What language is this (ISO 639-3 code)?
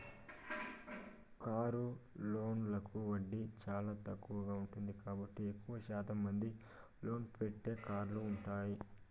tel